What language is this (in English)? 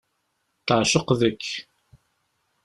Kabyle